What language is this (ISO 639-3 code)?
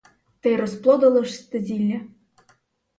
ukr